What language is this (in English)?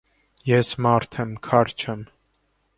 Armenian